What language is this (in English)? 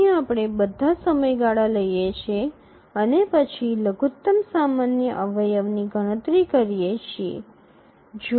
Gujarati